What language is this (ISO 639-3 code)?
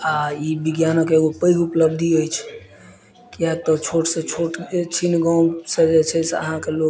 mai